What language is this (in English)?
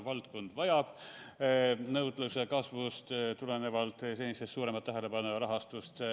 Estonian